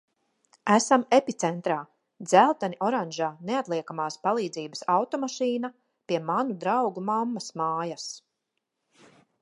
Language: Latvian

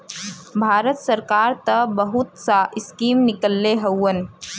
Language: Bhojpuri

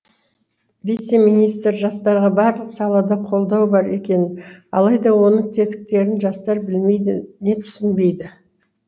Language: Kazakh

